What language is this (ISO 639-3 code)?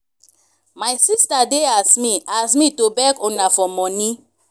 pcm